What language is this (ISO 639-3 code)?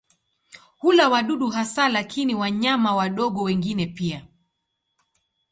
swa